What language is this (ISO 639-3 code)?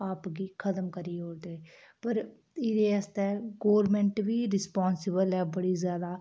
doi